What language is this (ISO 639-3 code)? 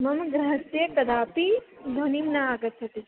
san